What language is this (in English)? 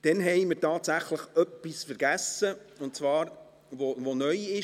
Swiss German